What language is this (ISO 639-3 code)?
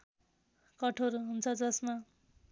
nep